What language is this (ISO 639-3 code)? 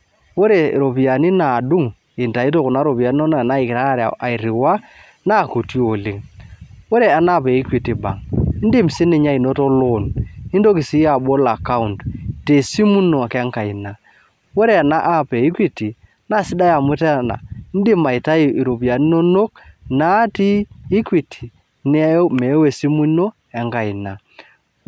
mas